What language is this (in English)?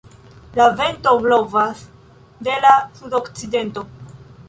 Esperanto